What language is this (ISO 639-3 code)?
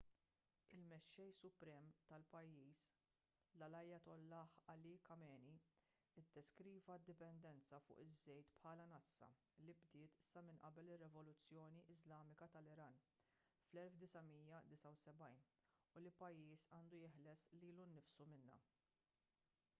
mlt